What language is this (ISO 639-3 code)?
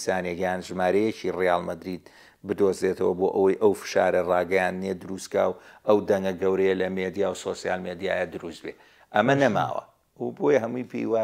ara